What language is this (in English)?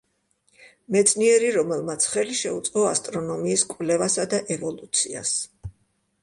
Georgian